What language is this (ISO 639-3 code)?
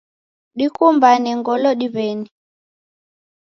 dav